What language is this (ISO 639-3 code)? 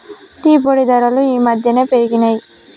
tel